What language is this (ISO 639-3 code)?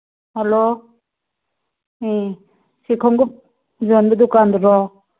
mni